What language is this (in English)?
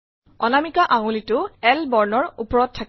Assamese